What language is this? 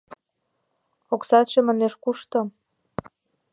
Mari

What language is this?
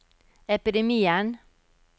Norwegian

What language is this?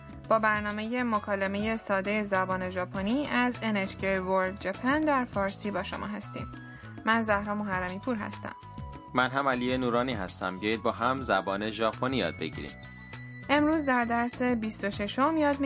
Persian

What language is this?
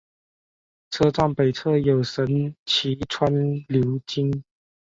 Chinese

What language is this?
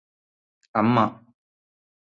Malayalam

